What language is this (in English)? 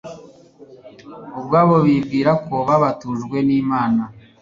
Kinyarwanda